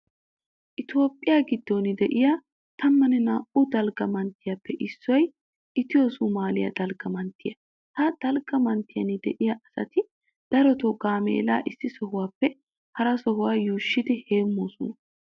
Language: Wolaytta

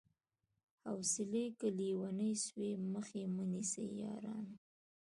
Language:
Pashto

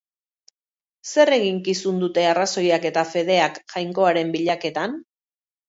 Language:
Basque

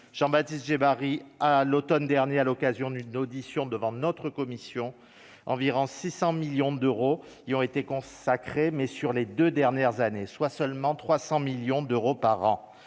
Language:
French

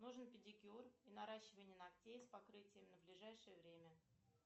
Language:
Russian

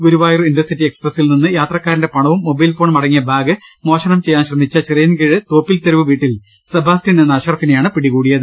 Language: Malayalam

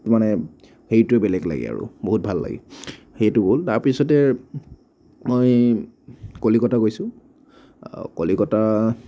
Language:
Assamese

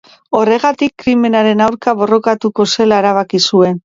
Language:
Basque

